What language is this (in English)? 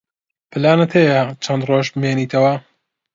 Central Kurdish